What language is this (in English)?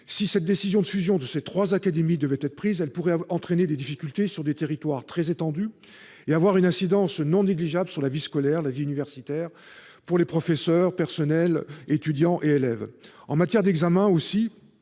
French